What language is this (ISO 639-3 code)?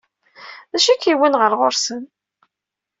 kab